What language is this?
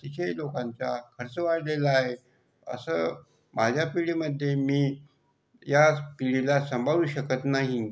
Marathi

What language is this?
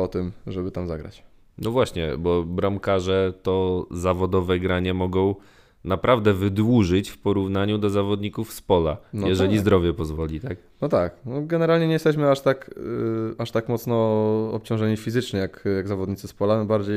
Polish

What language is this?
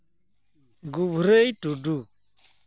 Santali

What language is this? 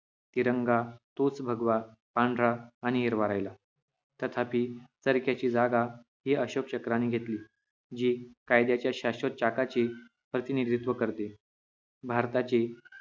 Marathi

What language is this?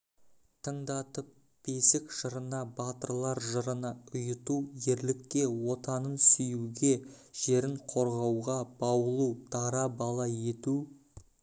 Kazakh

